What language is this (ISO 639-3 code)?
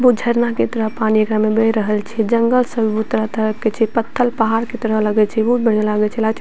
mai